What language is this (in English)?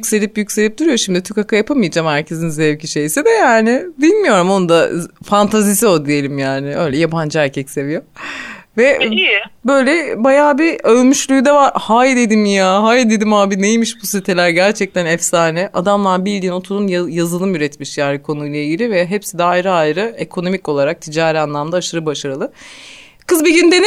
Turkish